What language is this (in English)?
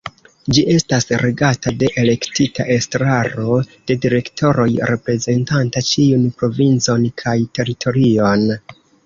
Esperanto